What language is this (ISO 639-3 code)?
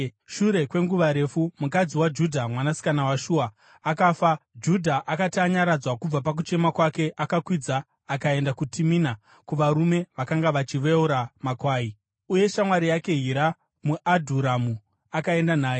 sna